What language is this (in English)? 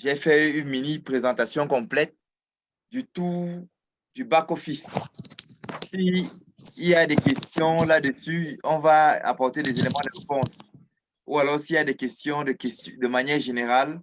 French